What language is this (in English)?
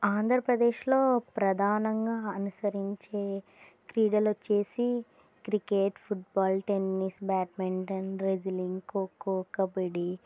Telugu